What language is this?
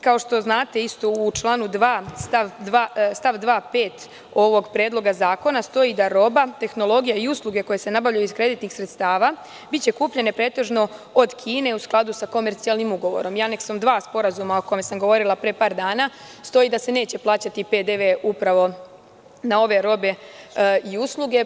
Serbian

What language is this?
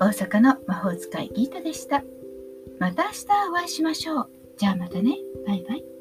Japanese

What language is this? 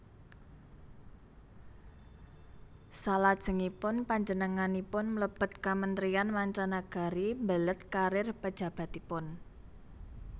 Javanese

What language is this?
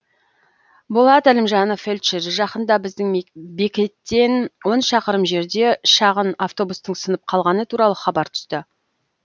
Kazakh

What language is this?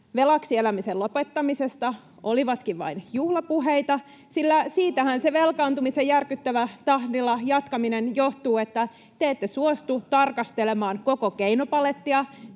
Finnish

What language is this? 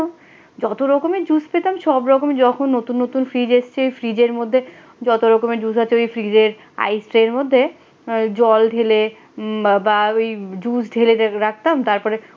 Bangla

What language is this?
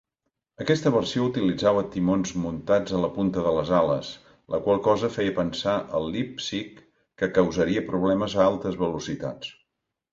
Catalan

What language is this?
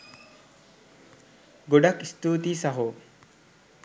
Sinhala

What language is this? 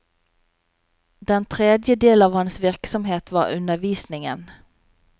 Norwegian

